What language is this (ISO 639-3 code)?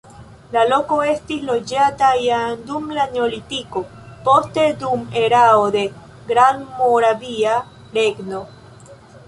epo